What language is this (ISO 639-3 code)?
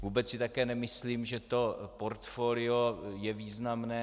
ces